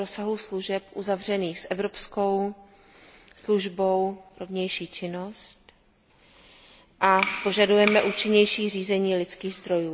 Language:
Czech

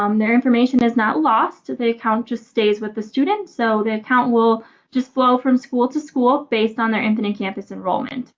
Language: English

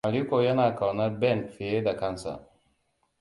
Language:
Hausa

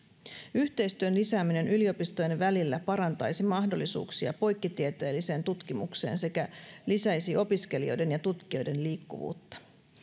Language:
Finnish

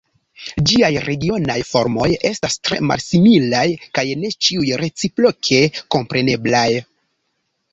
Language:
Esperanto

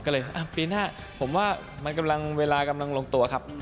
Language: Thai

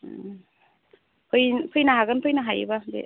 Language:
Bodo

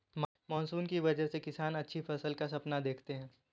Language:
Hindi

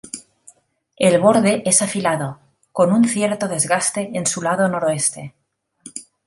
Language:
Spanish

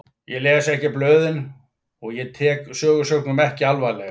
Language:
Icelandic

